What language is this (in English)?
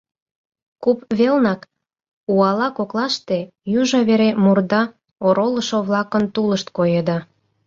Mari